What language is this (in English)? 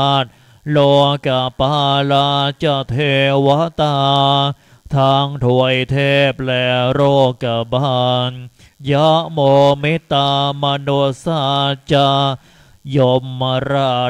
Thai